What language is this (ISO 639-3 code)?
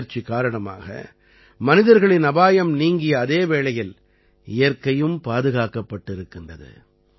tam